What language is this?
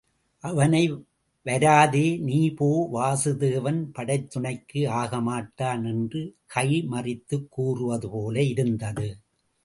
Tamil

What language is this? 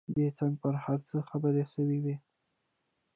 Pashto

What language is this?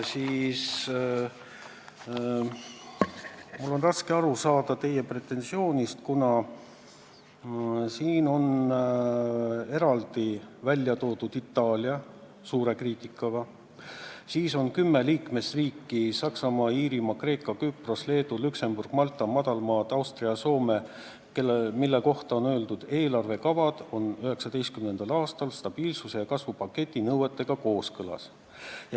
Estonian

